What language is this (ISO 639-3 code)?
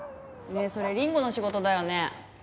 jpn